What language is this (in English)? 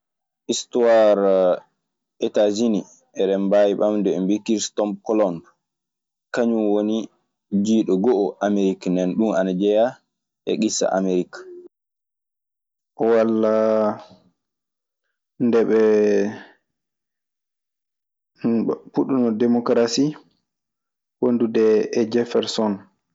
Maasina Fulfulde